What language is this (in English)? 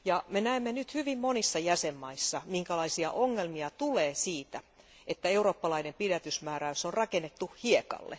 Finnish